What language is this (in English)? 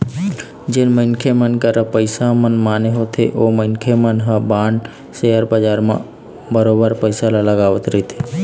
Chhattisgarhi